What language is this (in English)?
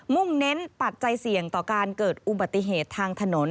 Thai